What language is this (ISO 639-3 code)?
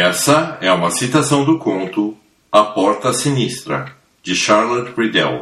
por